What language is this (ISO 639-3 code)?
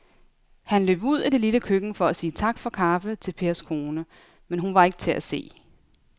dan